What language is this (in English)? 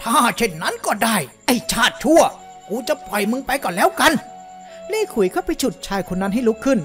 Thai